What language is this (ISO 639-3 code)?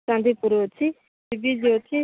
ori